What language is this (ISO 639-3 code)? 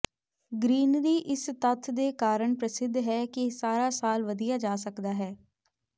pan